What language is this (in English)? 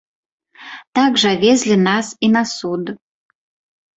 Belarusian